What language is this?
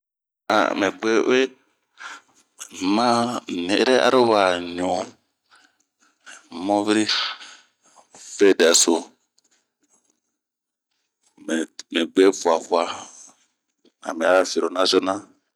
Bomu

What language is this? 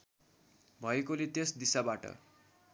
Nepali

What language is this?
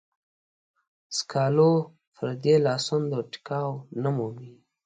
Pashto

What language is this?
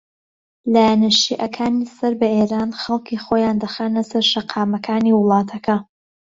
Central Kurdish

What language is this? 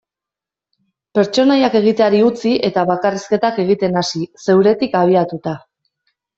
Basque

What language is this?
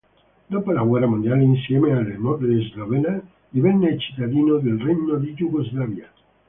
Italian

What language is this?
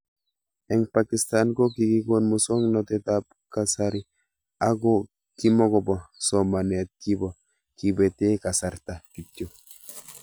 Kalenjin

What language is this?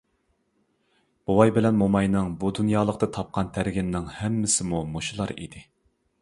Uyghur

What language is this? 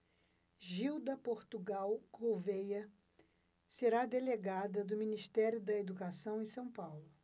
Portuguese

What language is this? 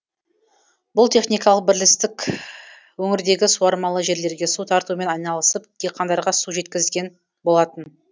Kazakh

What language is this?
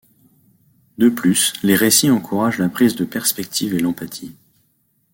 French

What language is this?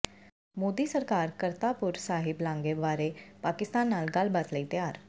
Punjabi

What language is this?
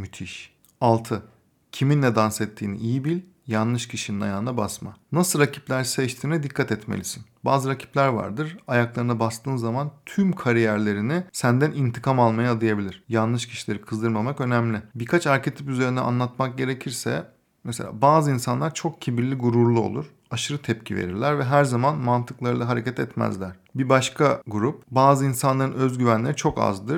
Turkish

